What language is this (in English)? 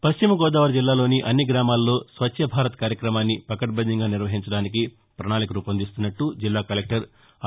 Telugu